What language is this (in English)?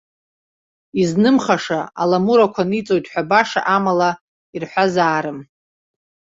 Abkhazian